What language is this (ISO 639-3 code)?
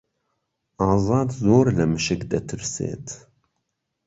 ckb